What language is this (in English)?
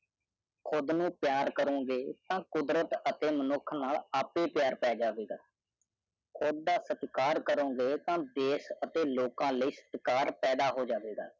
Punjabi